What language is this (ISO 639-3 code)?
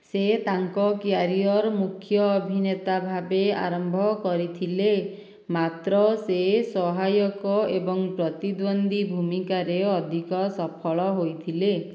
ori